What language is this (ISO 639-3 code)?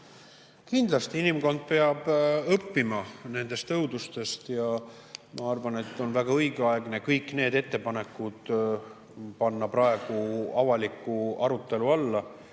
est